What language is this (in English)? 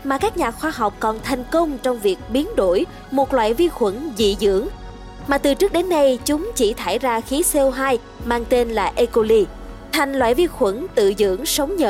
Vietnamese